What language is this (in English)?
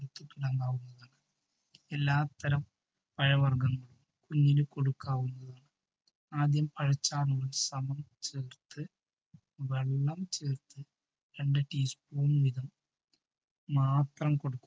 Malayalam